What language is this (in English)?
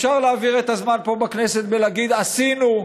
Hebrew